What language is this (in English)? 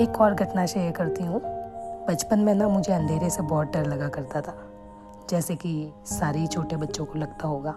Hindi